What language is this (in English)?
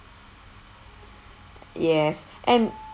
English